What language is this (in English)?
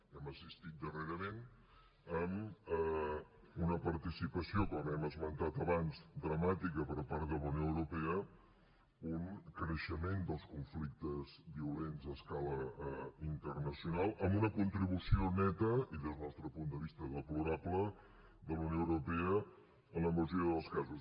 Catalan